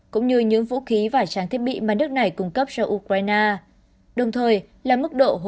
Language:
Vietnamese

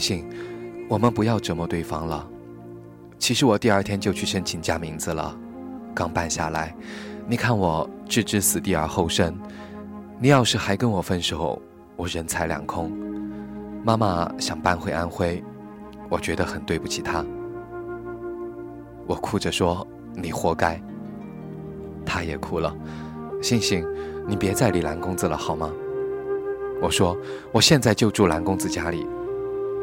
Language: Chinese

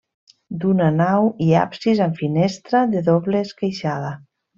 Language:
Catalan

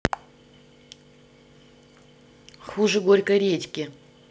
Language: Russian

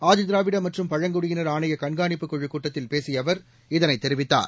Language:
Tamil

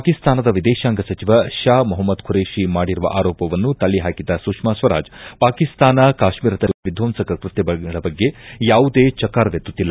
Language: Kannada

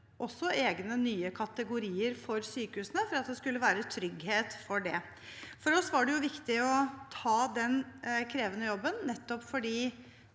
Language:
Norwegian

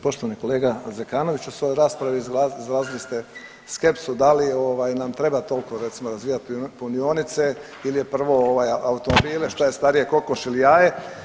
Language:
Croatian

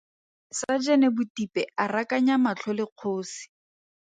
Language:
Tswana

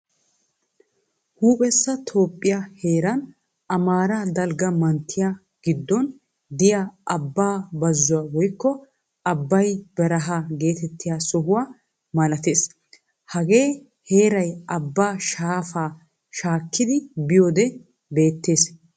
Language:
Wolaytta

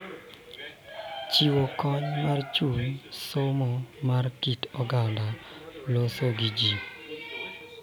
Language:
Luo (Kenya and Tanzania)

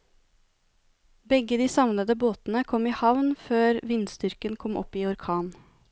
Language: Norwegian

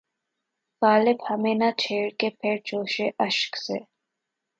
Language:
Urdu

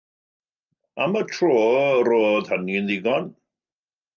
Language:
Welsh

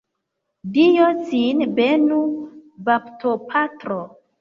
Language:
Esperanto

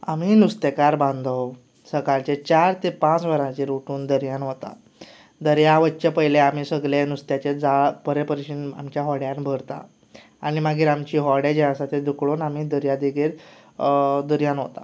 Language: Konkani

